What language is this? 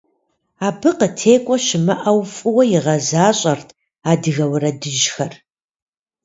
Kabardian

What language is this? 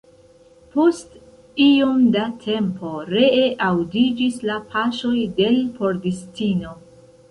Esperanto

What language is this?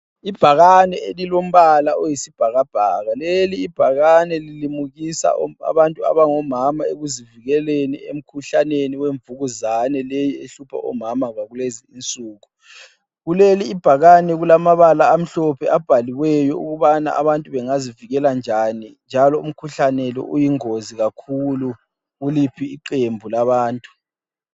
North Ndebele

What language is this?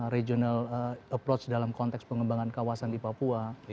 Indonesian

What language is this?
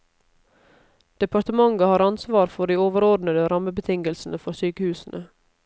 Norwegian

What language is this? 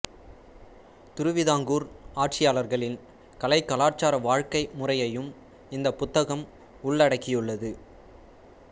Tamil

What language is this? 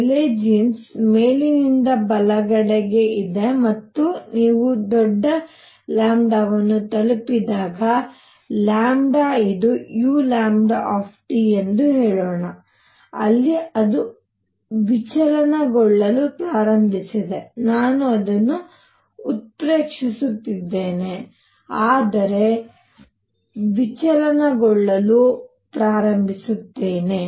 Kannada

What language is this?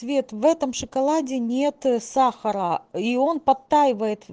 Russian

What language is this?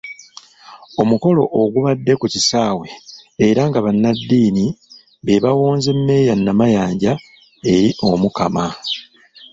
Ganda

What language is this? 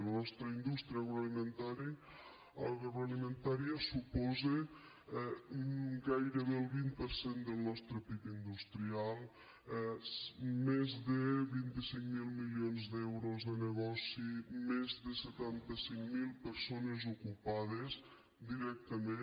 Catalan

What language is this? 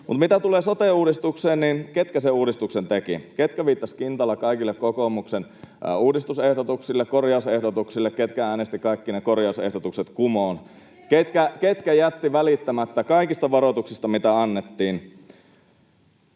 Finnish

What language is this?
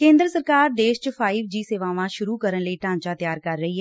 Punjabi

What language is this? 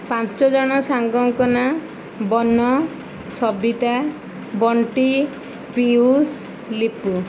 Odia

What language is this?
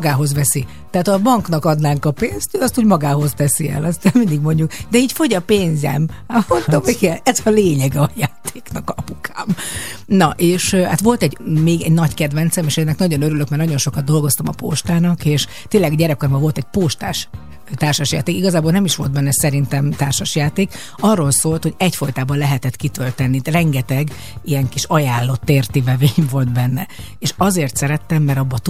Hungarian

